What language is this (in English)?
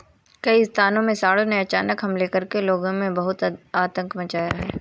Hindi